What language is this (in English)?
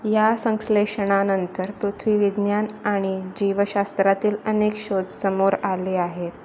Marathi